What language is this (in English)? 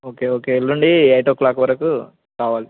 Telugu